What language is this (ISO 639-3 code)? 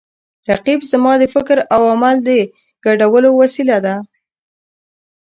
pus